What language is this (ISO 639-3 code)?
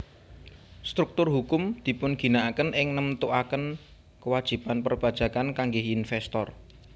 jav